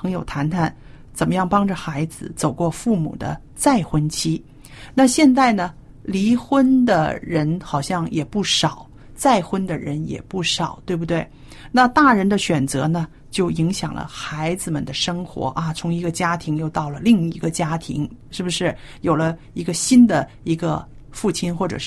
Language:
Chinese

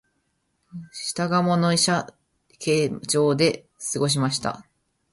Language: Japanese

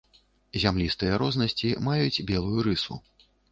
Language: Belarusian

